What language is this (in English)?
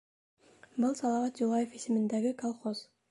Bashkir